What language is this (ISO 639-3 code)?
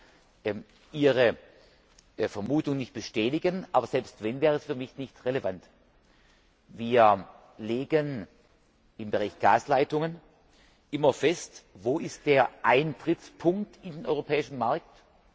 deu